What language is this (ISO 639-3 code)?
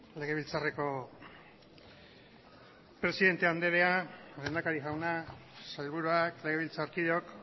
eus